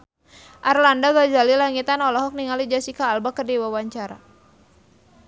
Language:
Sundanese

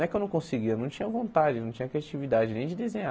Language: Portuguese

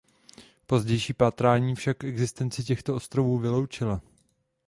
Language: Czech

